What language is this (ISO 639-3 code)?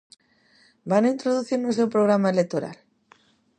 glg